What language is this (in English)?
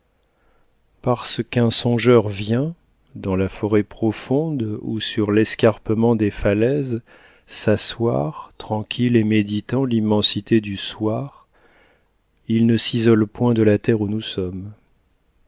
French